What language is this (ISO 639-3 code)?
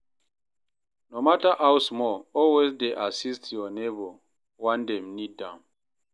pcm